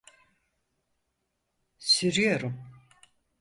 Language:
Turkish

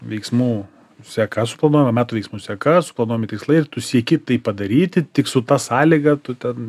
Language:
Lithuanian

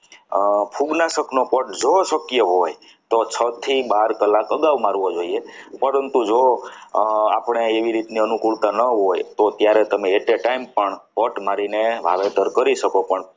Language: Gujarati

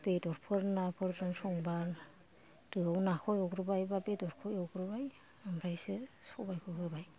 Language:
Bodo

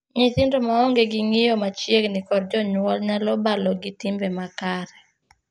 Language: Luo (Kenya and Tanzania)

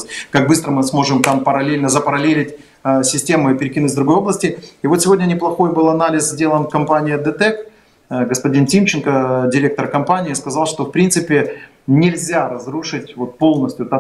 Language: Russian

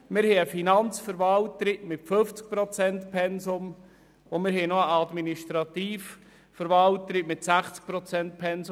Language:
Swiss German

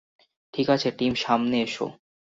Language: Bangla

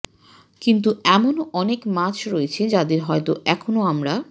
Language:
Bangla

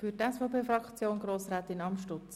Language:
Swiss German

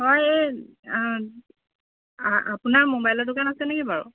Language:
Assamese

